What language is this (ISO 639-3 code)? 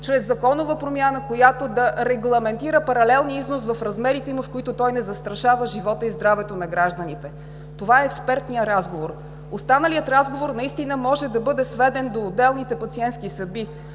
bul